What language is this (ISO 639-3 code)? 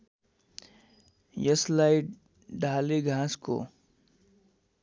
nep